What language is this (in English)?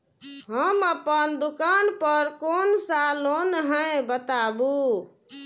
Maithili